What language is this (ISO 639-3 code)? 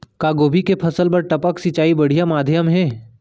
hne